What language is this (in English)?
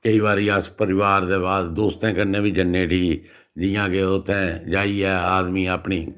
Dogri